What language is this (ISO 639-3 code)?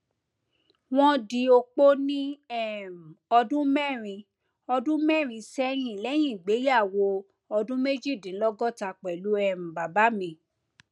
yor